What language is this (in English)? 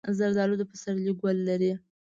Pashto